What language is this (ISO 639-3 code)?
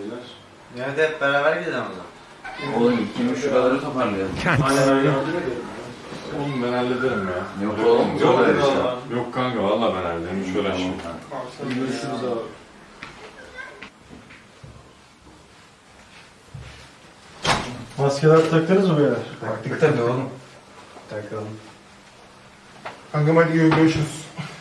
tur